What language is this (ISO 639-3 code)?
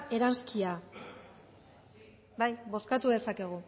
eus